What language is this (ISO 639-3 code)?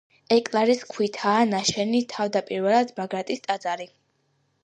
kat